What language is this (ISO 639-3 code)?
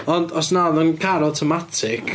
cym